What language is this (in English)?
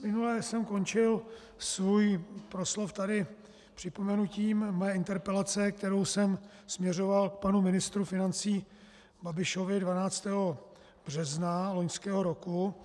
Czech